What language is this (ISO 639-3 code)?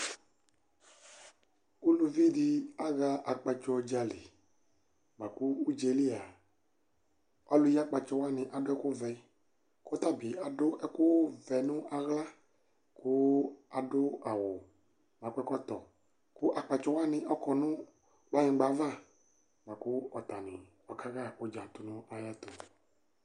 kpo